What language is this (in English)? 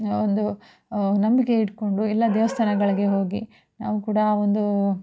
Kannada